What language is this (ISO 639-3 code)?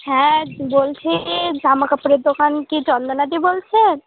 ben